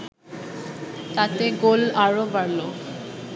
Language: Bangla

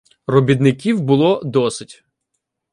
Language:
Ukrainian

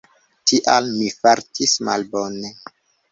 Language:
Esperanto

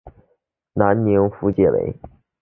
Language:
Chinese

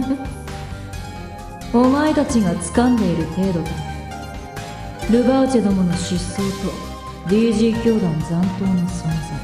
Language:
Japanese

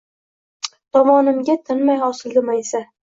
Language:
Uzbek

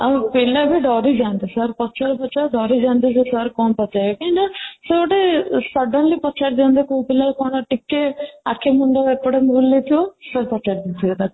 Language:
Odia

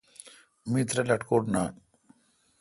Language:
Kalkoti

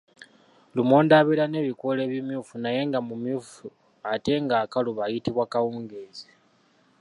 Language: Ganda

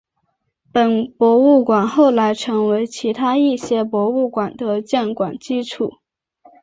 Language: Chinese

